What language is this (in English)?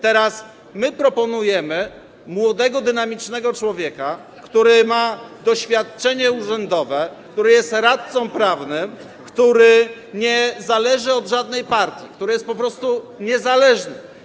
Polish